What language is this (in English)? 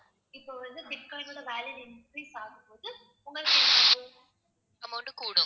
Tamil